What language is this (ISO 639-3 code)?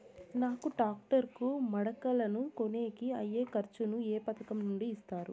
tel